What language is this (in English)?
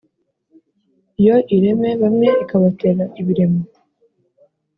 Kinyarwanda